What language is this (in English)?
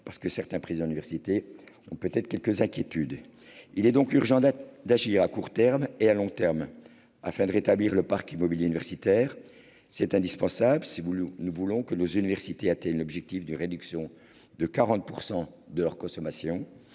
French